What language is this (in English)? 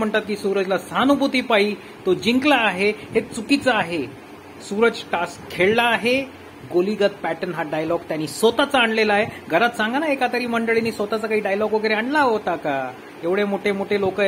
Marathi